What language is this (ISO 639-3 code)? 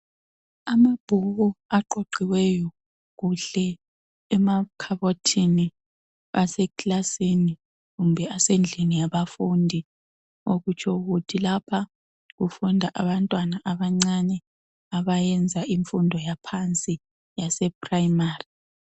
nde